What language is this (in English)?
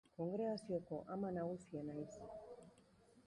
Basque